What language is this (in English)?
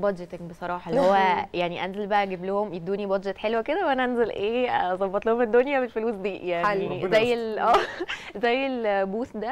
Arabic